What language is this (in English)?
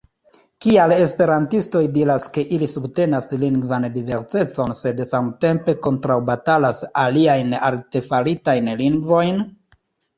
Esperanto